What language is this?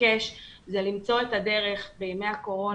Hebrew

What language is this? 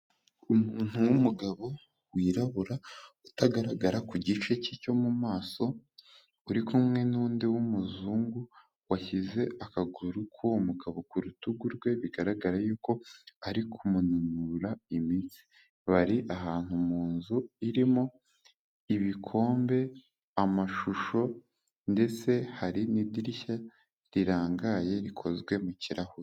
Kinyarwanda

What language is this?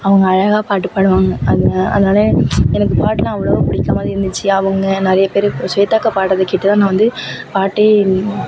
Tamil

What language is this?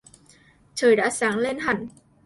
Vietnamese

